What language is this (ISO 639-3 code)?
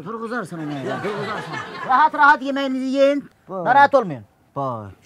tur